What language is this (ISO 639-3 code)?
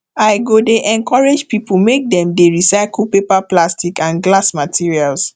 pcm